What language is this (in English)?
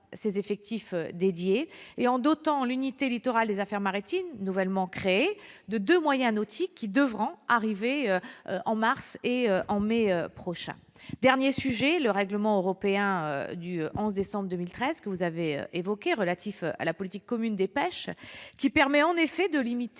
French